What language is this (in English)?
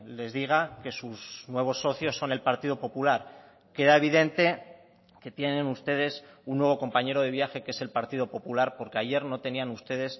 Spanish